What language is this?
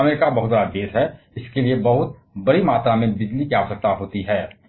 Hindi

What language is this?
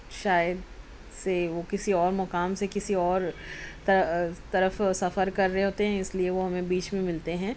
Urdu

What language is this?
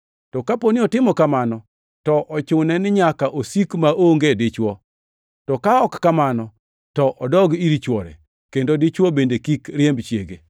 Luo (Kenya and Tanzania)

